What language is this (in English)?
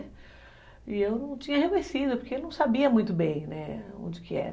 Portuguese